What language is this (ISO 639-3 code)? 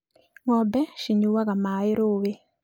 kik